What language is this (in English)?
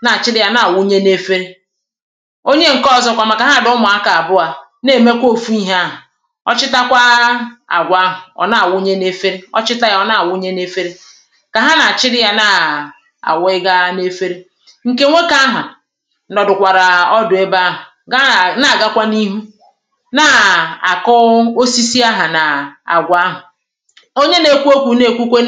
Igbo